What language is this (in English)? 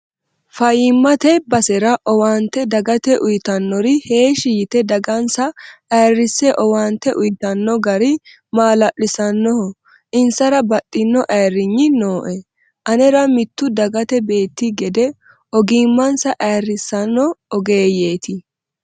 Sidamo